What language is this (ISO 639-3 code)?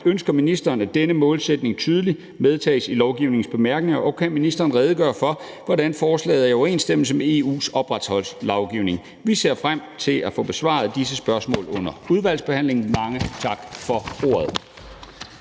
dan